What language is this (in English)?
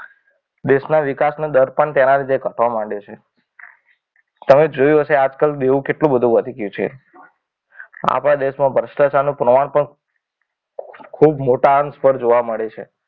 Gujarati